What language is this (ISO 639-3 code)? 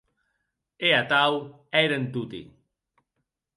oci